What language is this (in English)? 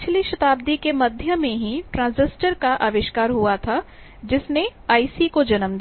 Hindi